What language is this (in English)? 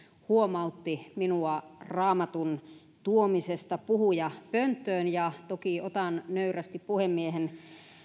Finnish